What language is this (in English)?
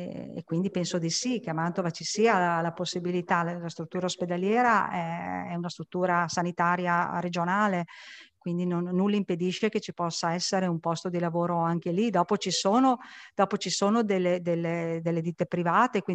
Italian